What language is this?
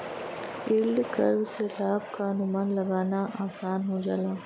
Bhojpuri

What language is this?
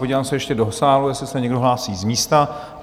Czech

